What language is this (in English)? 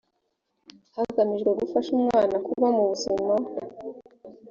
Kinyarwanda